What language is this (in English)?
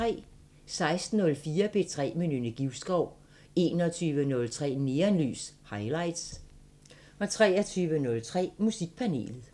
Danish